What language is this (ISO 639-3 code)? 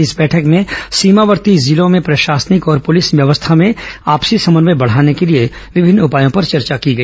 hin